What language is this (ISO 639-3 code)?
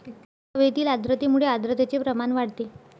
mar